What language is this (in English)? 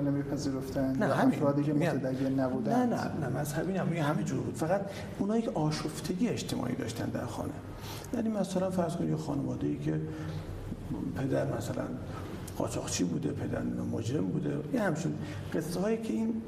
Persian